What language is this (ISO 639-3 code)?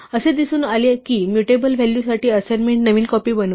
mar